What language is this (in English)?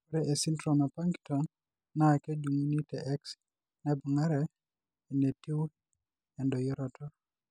Masai